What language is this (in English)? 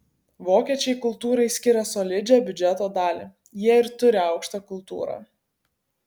Lithuanian